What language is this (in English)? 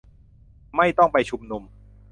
Thai